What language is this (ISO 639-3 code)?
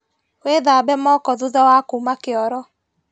kik